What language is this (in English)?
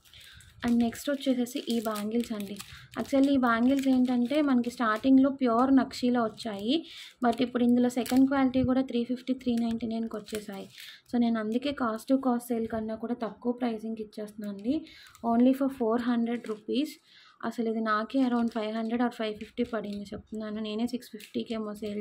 Hindi